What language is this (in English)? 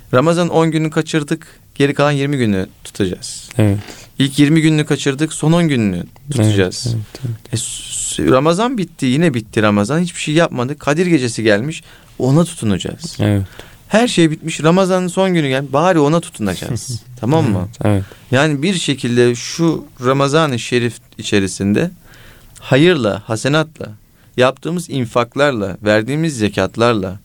Turkish